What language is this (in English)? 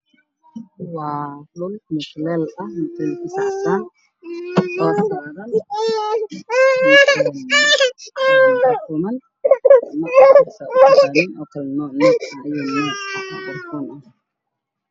Somali